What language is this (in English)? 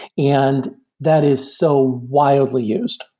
English